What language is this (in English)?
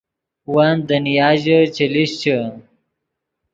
Yidgha